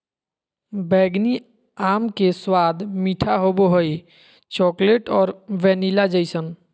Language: Magahi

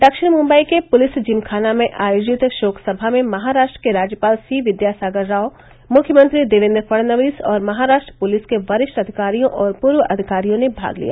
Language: Hindi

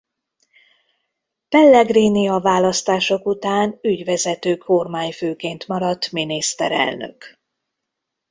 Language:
Hungarian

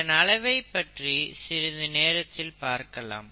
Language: Tamil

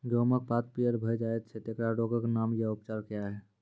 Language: Maithili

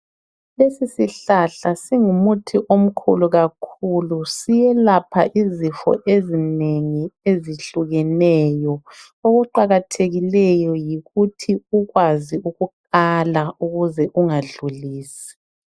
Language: North Ndebele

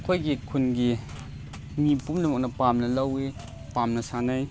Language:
Manipuri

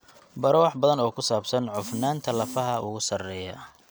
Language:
Somali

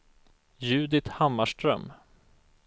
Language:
Swedish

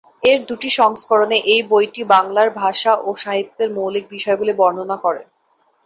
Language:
Bangla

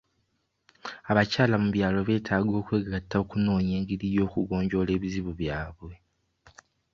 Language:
Ganda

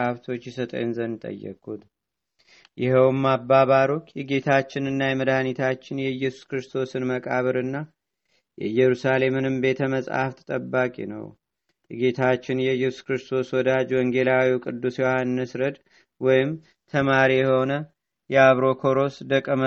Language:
Amharic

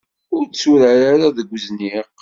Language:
Kabyle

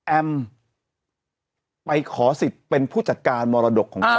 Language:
Thai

